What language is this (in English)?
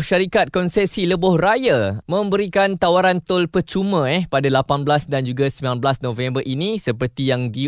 Malay